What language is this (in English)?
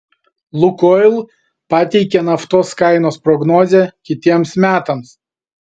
Lithuanian